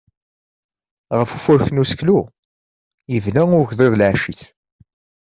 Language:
Kabyle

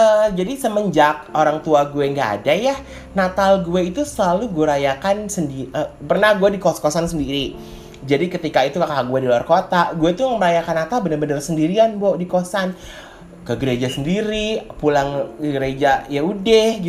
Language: Indonesian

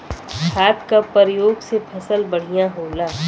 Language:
Bhojpuri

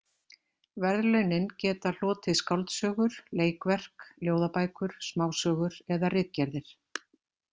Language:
Icelandic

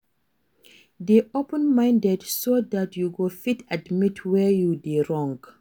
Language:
Nigerian Pidgin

